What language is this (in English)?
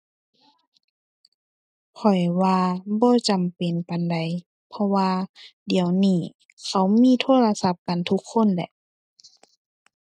Thai